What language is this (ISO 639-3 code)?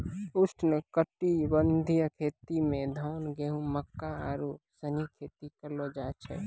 mai